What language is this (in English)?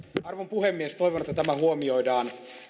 Finnish